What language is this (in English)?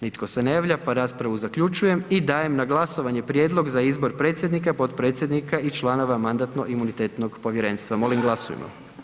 Croatian